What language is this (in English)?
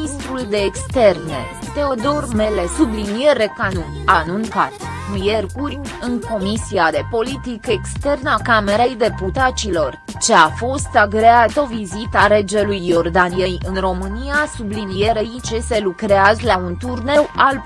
Romanian